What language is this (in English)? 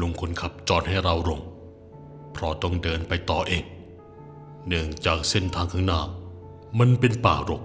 Thai